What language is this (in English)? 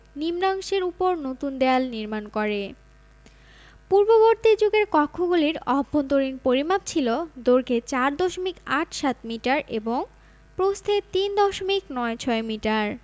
Bangla